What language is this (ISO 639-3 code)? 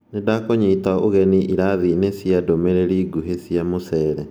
kik